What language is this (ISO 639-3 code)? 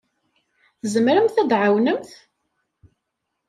kab